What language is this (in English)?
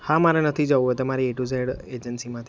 Gujarati